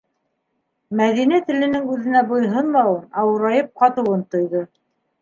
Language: Bashkir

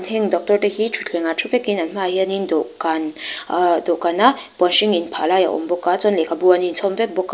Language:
Mizo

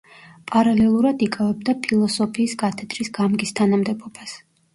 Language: Georgian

